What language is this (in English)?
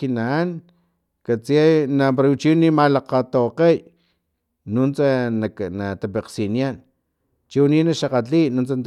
Filomena Mata-Coahuitlán Totonac